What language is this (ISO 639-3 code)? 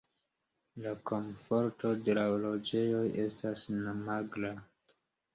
epo